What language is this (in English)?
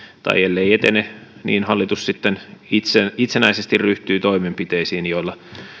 Finnish